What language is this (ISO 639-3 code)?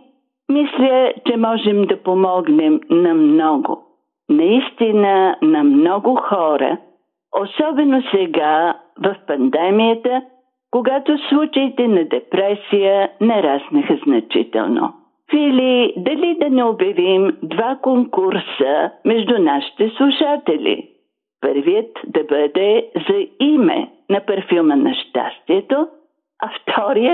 bul